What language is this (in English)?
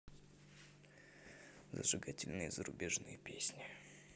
Russian